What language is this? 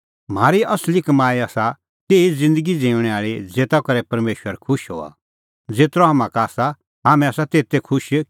Kullu Pahari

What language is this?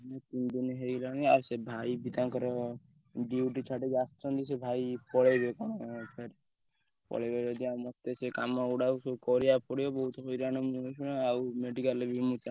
Odia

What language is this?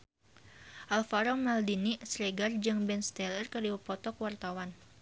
Sundanese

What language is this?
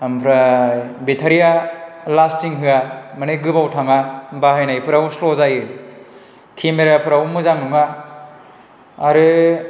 Bodo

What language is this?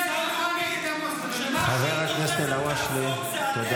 Hebrew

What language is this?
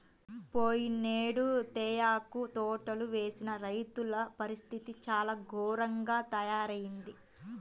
Telugu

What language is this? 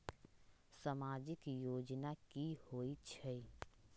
Magahi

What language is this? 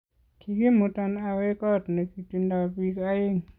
Kalenjin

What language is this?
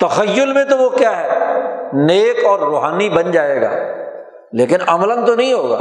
Urdu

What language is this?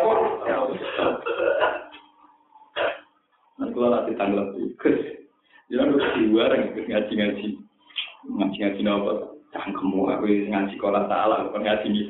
Indonesian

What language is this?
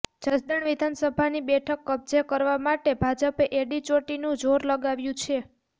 Gujarati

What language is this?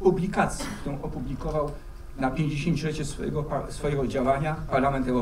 Polish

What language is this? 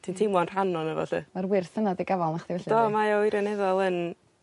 Welsh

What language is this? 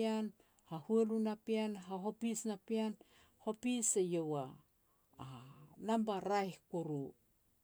Petats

